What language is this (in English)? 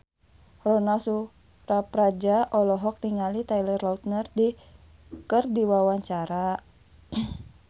Sundanese